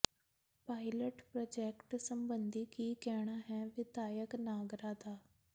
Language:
Punjabi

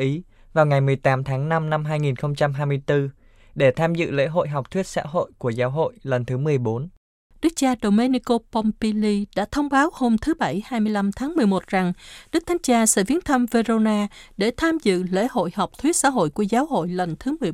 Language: Vietnamese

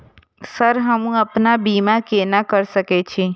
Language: Maithili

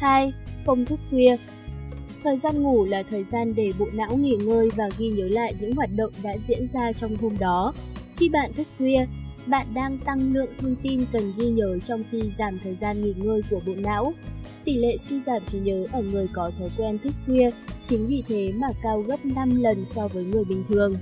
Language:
Vietnamese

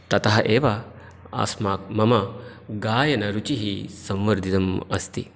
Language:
Sanskrit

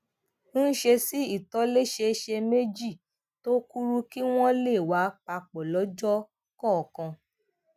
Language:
Yoruba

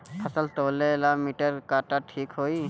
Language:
Bhojpuri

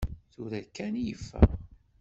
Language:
Kabyle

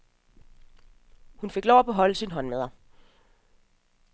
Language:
Danish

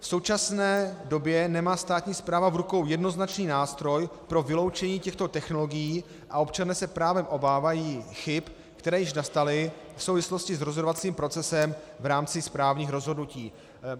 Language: Czech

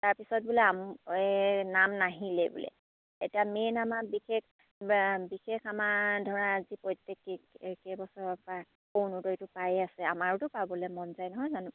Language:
Assamese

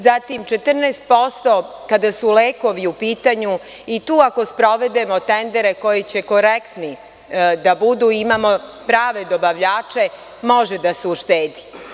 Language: Serbian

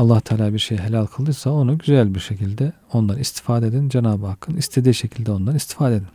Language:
Turkish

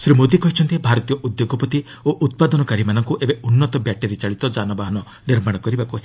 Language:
Odia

